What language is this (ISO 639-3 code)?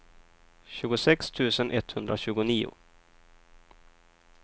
swe